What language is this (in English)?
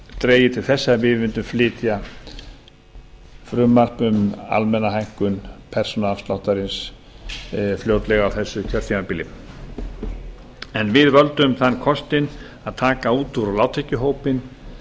Icelandic